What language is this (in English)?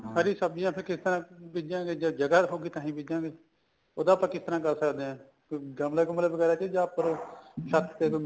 Punjabi